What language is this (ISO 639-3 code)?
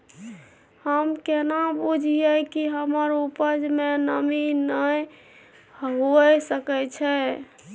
mai